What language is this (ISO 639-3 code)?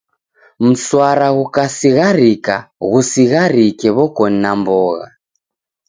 dav